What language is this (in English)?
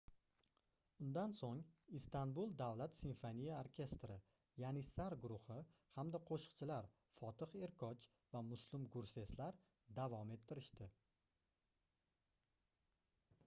Uzbek